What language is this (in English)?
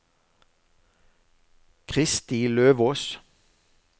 Norwegian